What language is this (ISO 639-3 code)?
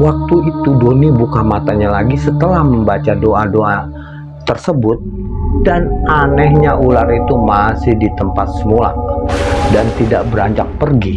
ind